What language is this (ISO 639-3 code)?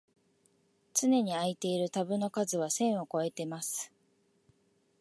jpn